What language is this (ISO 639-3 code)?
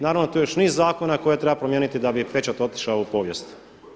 hrv